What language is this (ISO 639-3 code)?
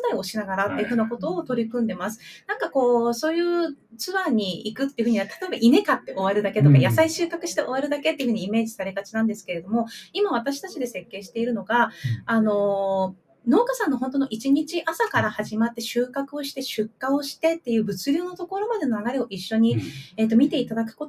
jpn